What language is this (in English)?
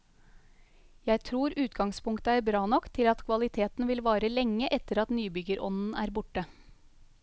Norwegian